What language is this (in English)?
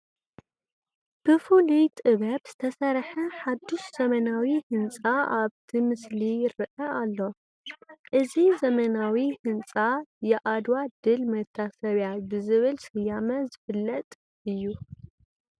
Tigrinya